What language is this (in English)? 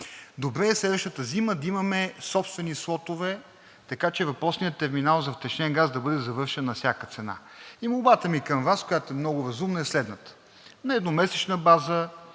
Bulgarian